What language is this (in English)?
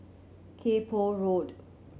English